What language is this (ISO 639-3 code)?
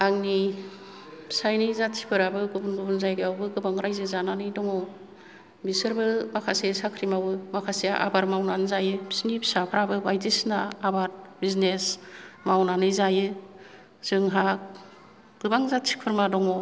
brx